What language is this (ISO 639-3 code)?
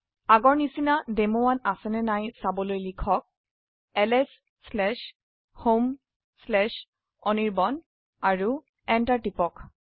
asm